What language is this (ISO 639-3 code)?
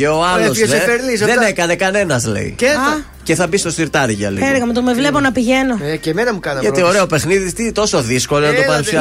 ell